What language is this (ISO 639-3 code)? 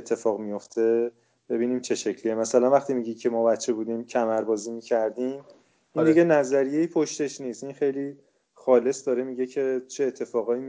fas